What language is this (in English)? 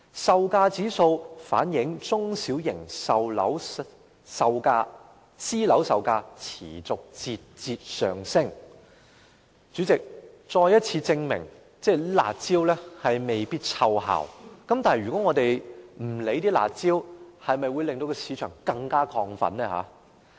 Cantonese